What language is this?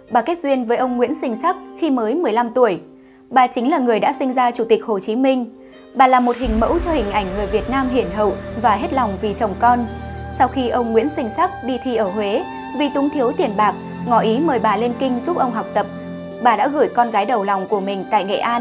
Vietnamese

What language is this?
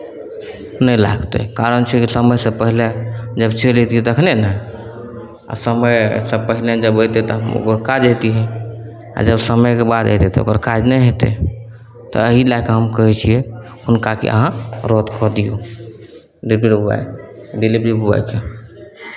Maithili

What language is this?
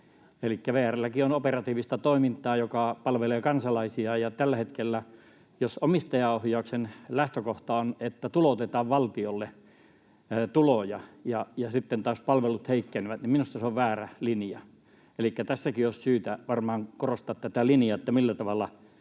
Finnish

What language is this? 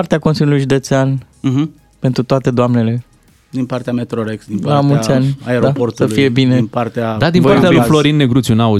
Romanian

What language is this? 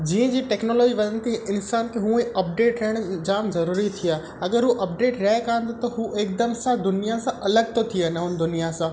Sindhi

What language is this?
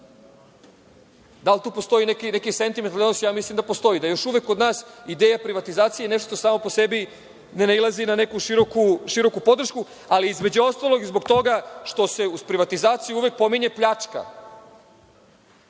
Serbian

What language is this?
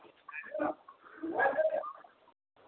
Maithili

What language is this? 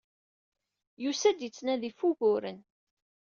Kabyle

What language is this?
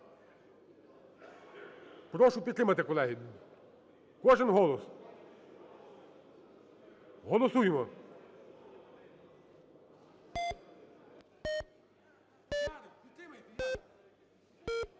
Ukrainian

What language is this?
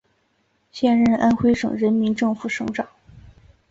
Chinese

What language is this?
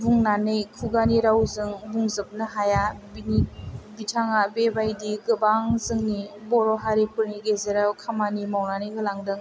Bodo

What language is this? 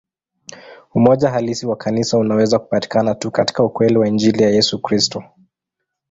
Swahili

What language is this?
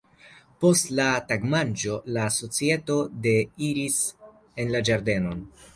Esperanto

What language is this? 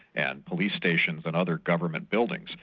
English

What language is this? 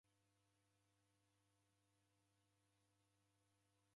Taita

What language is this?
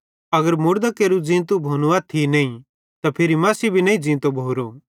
Bhadrawahi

